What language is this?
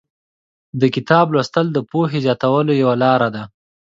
Pashto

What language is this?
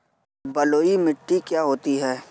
Hindi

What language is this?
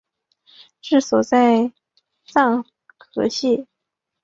Chinese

